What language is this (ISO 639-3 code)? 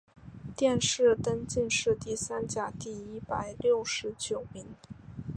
zho